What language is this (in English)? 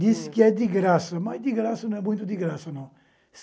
Portuguese